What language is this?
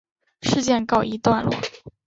Chinese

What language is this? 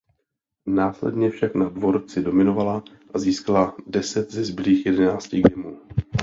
Czech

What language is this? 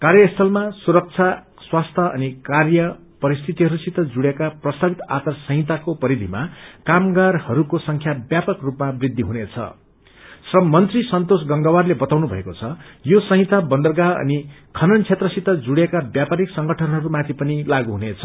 Nepali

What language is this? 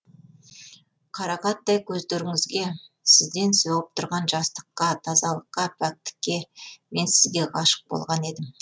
Kazakh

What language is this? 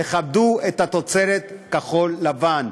Hebrew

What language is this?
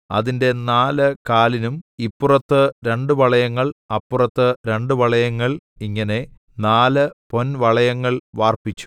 Malayalam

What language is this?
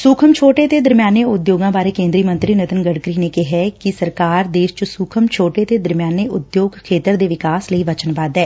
Punjabi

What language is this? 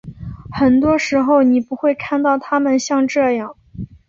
Chinese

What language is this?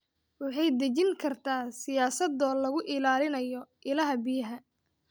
Somali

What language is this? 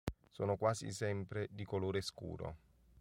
Italian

